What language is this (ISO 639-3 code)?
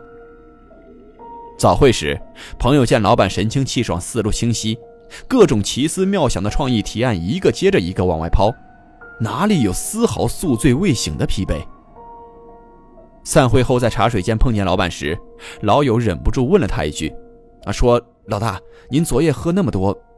zho